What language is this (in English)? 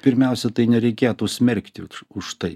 Lithuanian